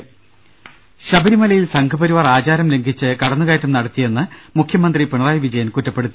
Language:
Malayalam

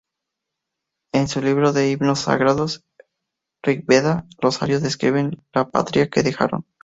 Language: Spanish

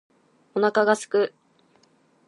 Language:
Japanese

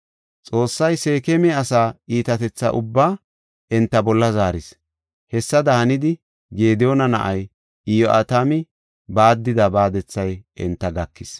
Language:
Gofa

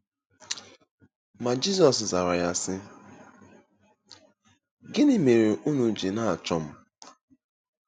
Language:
Igbo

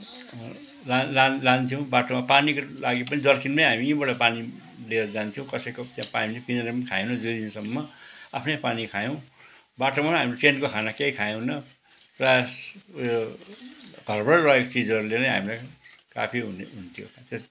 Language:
Nepali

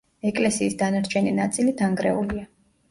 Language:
Georgian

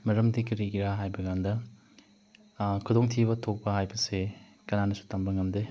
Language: Manipuri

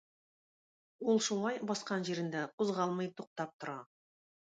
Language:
Tatar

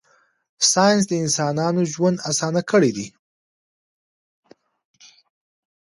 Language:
Pashto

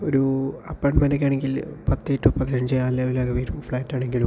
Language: Malayalam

